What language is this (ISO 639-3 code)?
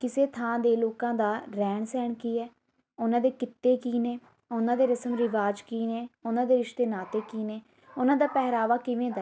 pan